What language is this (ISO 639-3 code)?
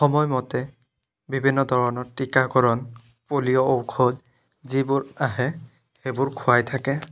asm